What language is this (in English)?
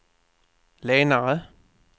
Swedish